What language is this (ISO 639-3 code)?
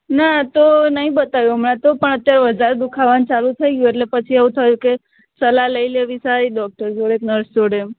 guj